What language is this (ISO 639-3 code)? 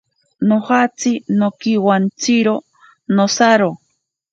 prq